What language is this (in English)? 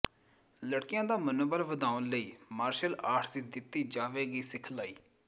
Punjabi